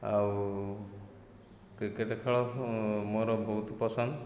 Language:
Odia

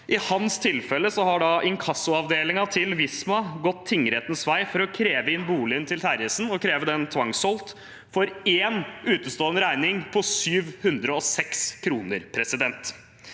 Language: Norwegian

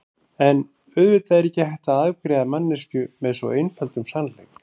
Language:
Icelandic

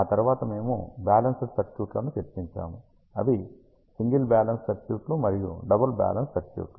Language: Telugu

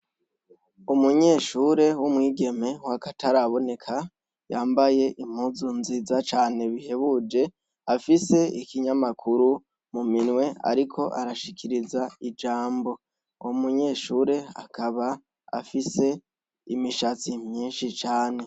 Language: Rundi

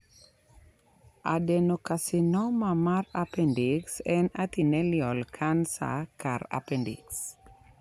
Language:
Luo (Kenya and Tanzania)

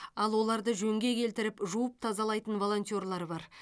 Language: Kazakh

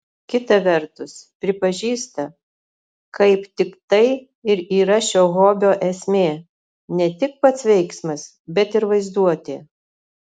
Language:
Lithuanian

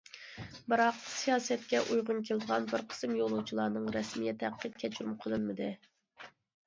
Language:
Uyghur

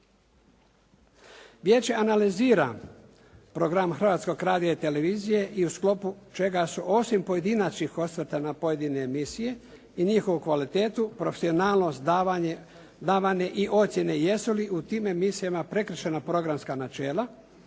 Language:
Croatian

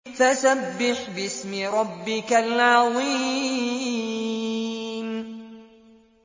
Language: Arabic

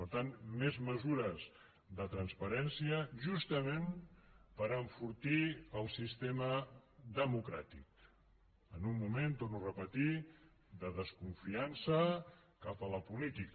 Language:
Catalan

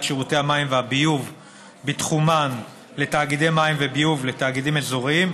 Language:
Hebrew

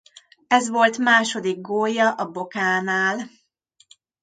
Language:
Hungarian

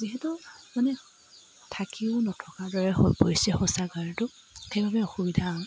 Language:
Assamese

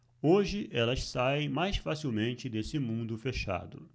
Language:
Portuguese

